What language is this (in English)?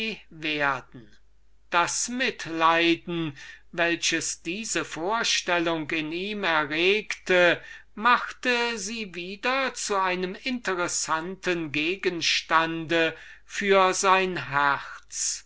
German